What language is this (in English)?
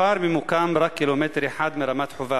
Hebrew